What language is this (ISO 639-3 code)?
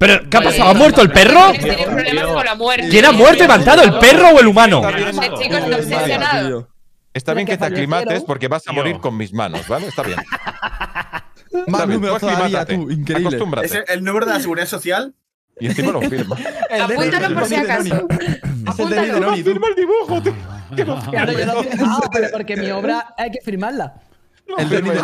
spa